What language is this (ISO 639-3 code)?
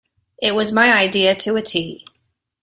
eng